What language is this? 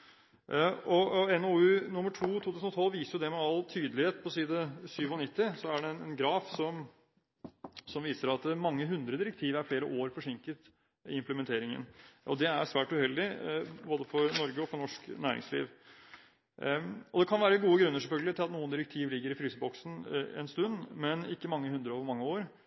Norwegian Bokmål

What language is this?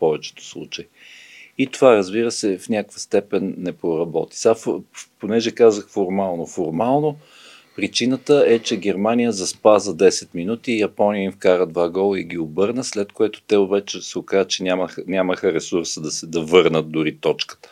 Bulgarian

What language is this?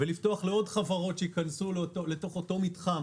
Hebrew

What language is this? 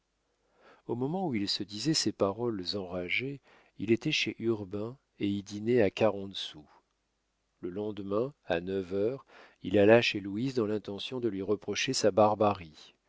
French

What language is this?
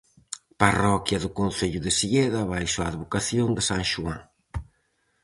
Galician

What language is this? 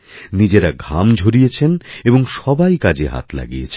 Bangla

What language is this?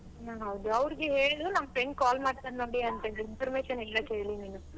Kannada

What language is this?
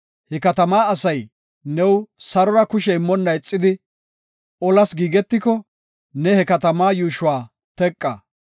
Gofa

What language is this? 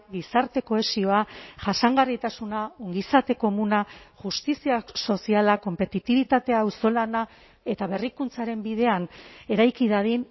Basque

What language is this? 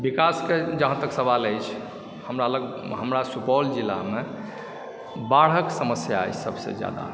Maithili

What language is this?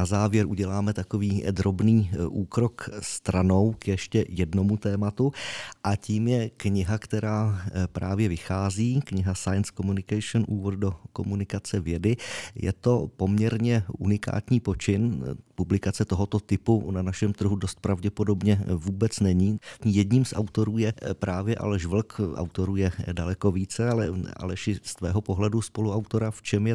Czech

